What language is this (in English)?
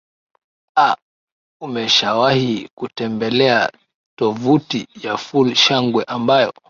Swahili